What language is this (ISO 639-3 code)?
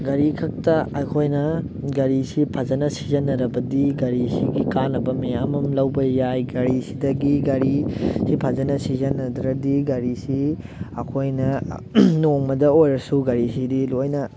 mni